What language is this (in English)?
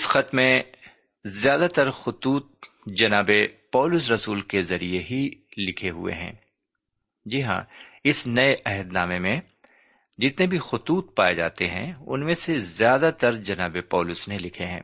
Urdu